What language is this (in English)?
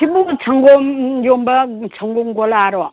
Manipuri